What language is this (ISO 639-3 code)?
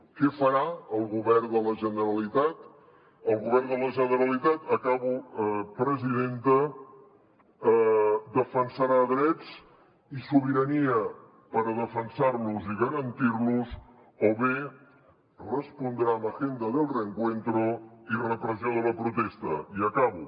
cat